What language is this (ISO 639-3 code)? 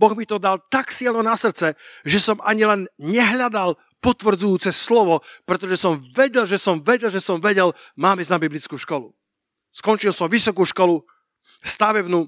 slk